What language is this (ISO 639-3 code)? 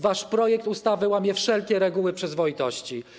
pol